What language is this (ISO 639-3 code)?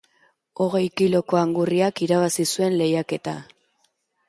eus